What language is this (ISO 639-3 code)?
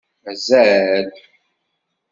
kab